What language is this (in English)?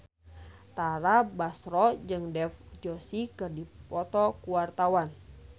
Sundanese